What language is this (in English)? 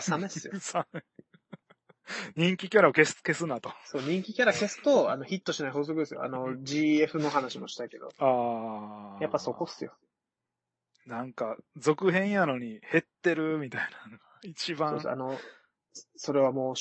Japanese